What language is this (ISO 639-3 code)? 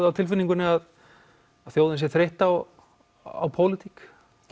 isl